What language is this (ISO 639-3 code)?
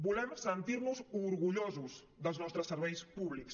cat